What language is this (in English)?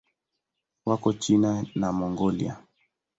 Swahili